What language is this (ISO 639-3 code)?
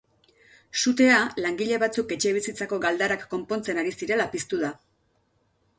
eus